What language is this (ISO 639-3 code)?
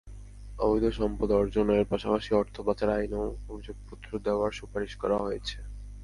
ben